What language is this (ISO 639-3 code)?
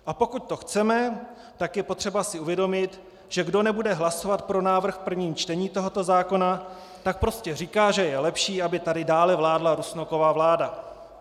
ces